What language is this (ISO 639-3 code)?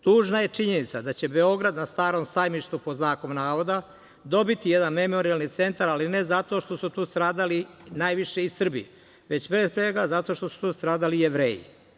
srp